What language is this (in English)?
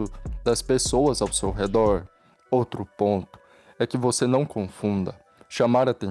Portuguese